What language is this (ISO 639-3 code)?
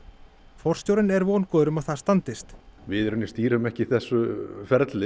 isl